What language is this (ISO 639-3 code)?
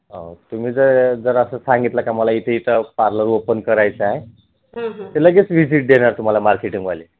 mar